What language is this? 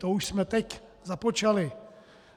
Czech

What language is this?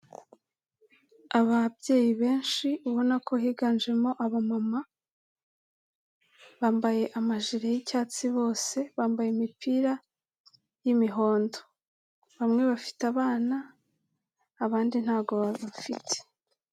Kinyarwanda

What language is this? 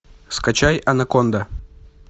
Russian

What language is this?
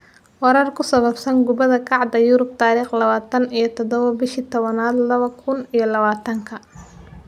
Somali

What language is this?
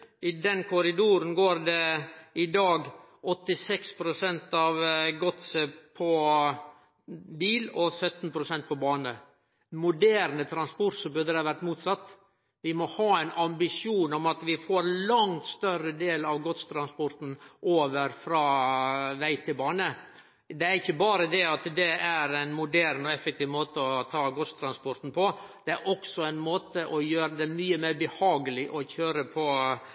Norwegian Nynorsk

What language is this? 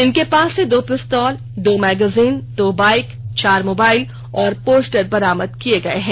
Hindi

